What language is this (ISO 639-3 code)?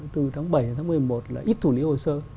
vie